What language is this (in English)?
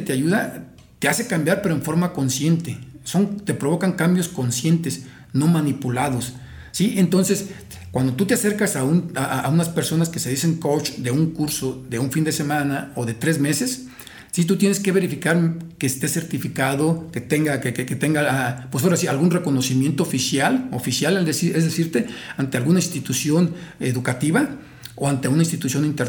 Spanish